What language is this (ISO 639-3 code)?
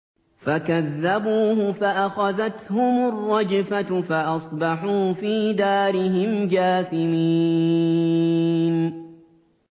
ara